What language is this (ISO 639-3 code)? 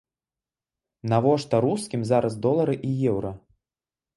bel